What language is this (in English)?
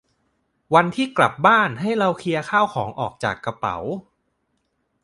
Thai